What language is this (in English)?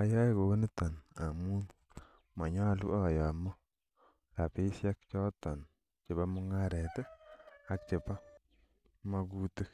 Kalenjin